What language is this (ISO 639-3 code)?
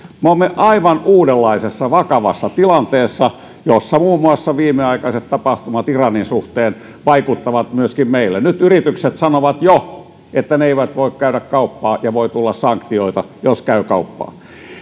fin